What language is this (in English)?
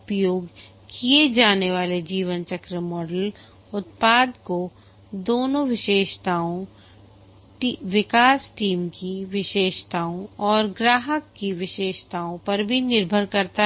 Hindi